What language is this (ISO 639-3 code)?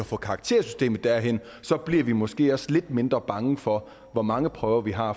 dan